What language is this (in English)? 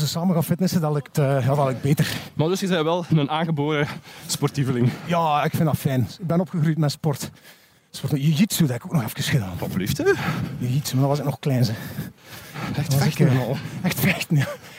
Dutch